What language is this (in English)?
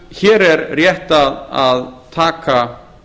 Icelandic